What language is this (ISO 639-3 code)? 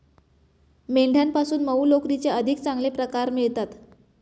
mar